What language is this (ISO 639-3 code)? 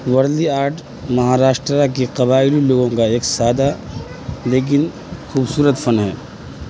urd